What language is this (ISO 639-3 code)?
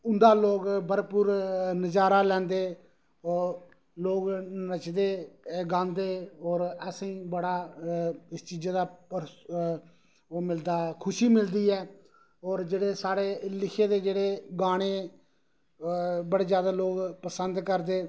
doi